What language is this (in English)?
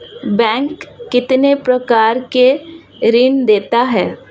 Hindi